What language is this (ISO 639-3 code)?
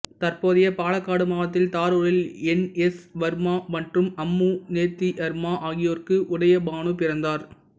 tam